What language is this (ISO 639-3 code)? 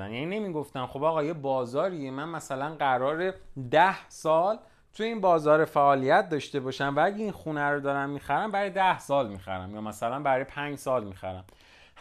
fas